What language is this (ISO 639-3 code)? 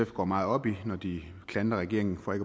dan